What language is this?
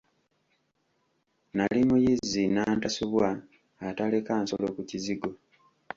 Ganda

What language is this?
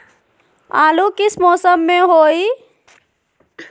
Magahi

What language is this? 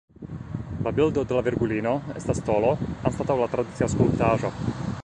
Esperanto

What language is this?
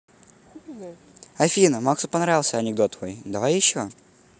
Russian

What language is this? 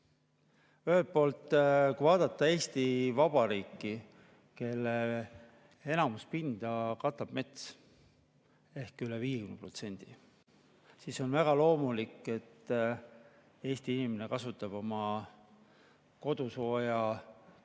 Estonian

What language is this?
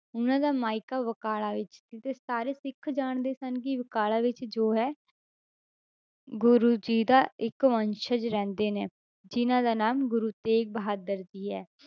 Punjabi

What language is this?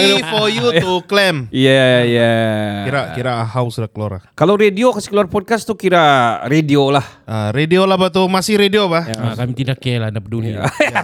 Malay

